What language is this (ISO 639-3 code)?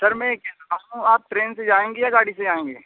urd